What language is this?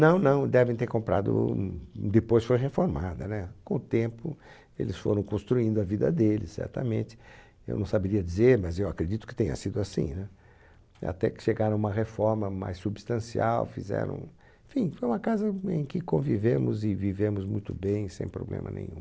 Portuguese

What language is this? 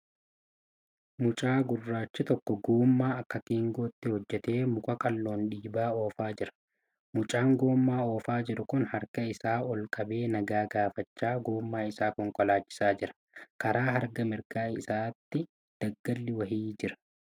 Oromo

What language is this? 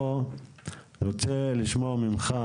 Hebrew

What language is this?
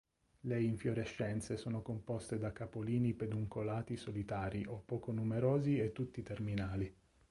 Italian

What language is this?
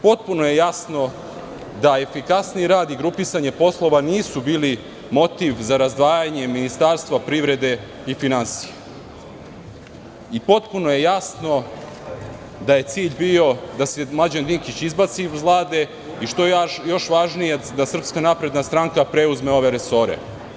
Serbian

